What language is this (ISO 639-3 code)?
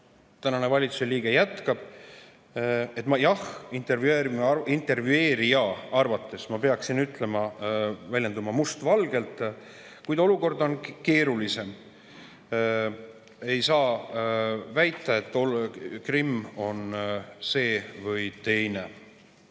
est